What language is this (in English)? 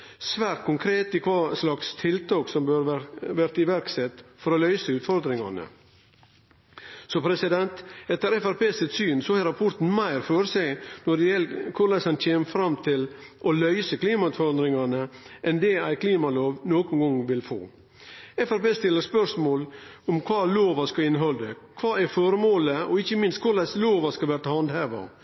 Norwegian Nynorsk